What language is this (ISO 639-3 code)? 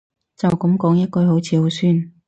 yue